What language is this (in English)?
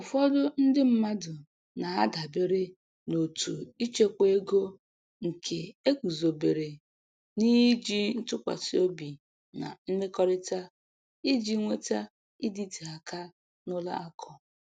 Igbo